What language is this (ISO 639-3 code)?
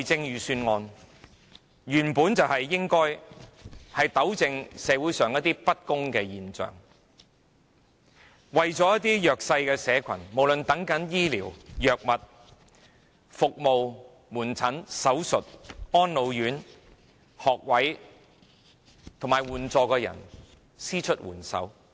yue